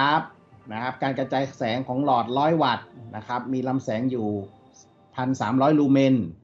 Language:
Thai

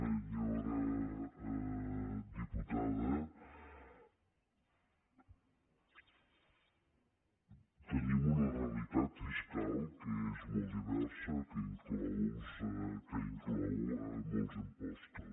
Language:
Catalan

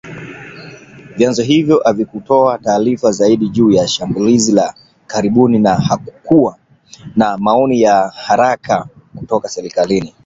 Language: Swahili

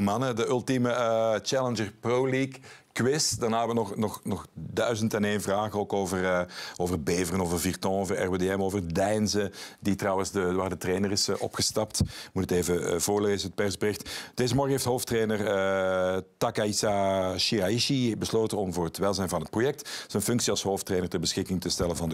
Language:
Dutch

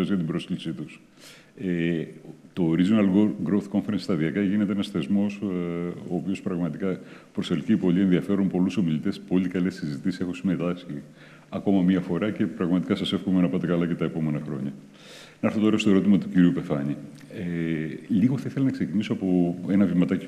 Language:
Greek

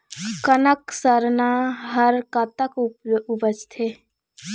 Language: Chhattisgarhi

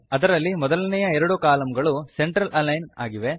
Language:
Kannada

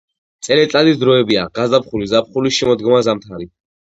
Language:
Georgian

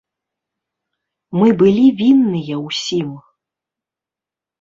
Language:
Belarusian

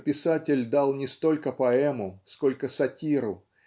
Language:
Russian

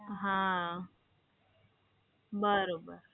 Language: Gujarati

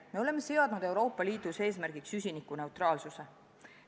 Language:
Estonian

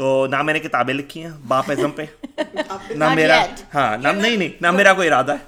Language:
Urdu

